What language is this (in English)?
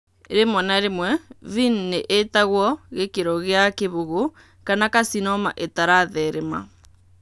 Kikuyu